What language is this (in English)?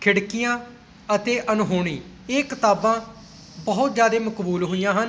Punjabi